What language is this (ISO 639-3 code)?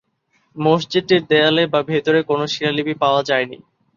ben